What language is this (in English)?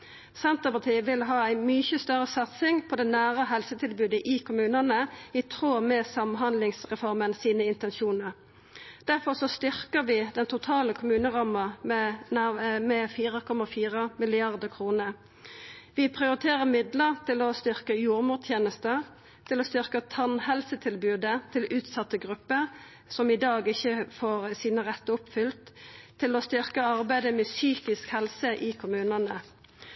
Norwegian Nynorsk